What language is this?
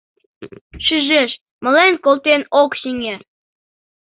Mari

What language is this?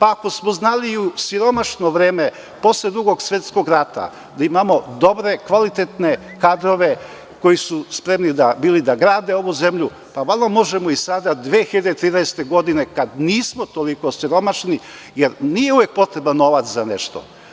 Serbian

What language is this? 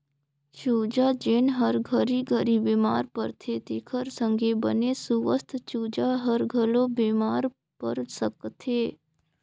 Chhattisgarhi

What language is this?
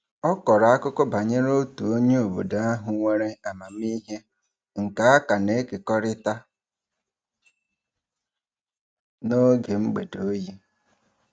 Igbo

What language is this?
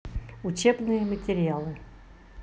Russian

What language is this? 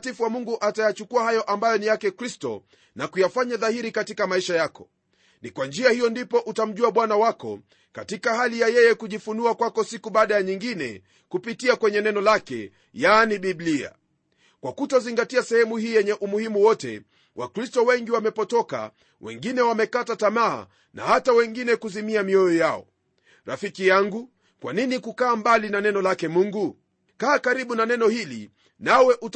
Swahili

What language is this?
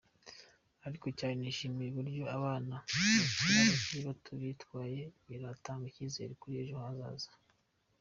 Kinyarwanda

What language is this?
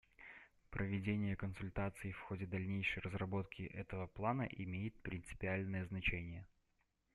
Russian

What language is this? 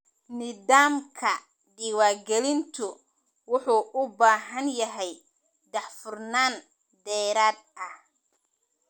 Somali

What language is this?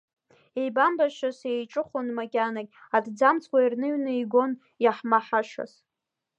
Abkhazian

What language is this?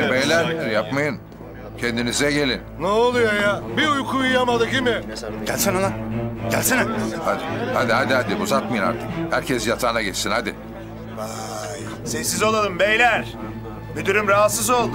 Turkish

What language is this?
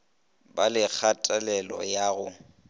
Northern Sotho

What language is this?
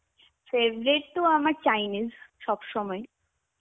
Bangla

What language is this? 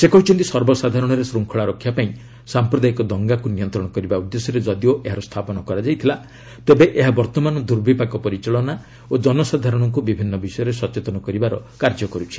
Odia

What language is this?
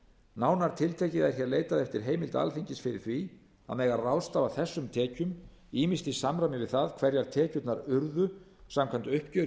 Icelandic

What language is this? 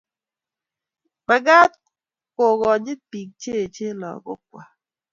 Kalenjin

